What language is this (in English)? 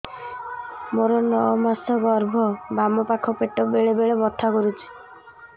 Odia